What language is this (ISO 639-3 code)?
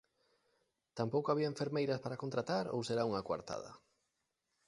glg